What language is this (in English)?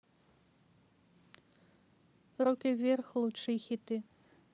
Russian